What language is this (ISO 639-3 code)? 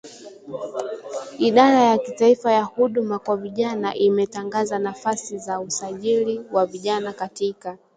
swa